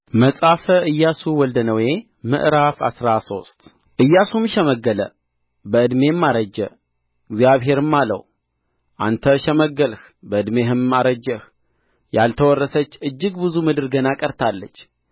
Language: Amharic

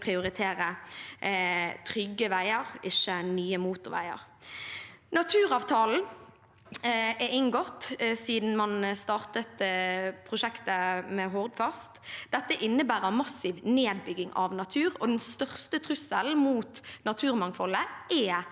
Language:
Norwegian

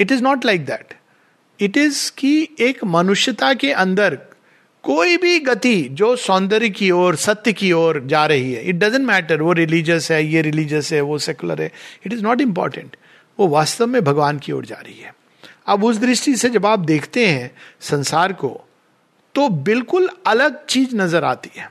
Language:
Hindi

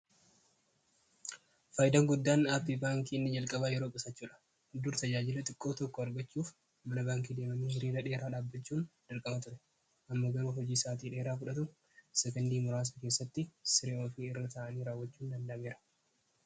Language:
Oromo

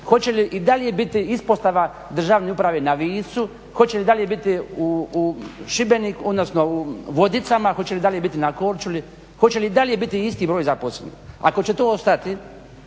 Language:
Croatian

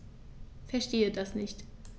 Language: German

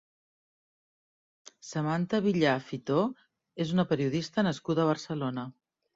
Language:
Catalan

